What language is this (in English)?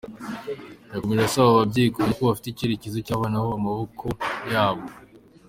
Kinyarwanda